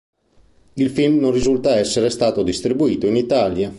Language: Italian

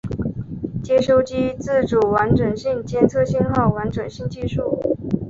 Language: Chinese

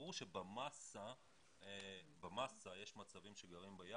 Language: Hebrew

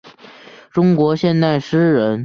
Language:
Chinese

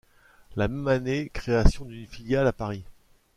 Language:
French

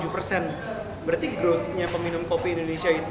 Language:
Indonesian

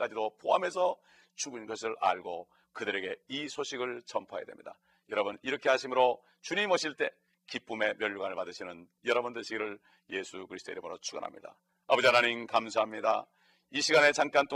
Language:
Korean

